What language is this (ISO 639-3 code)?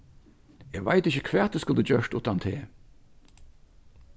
fao